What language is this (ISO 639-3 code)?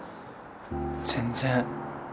jpn